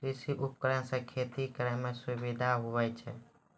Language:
Maithili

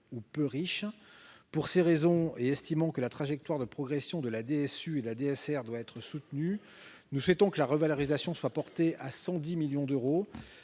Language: French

